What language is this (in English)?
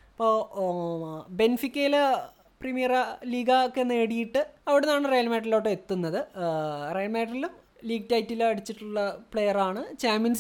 Malayalam